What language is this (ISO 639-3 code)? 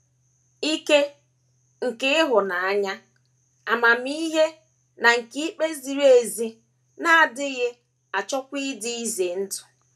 ibo